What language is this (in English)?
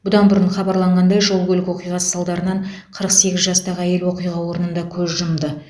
Kazakh